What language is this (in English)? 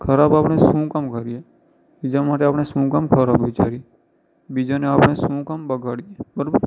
Gujarati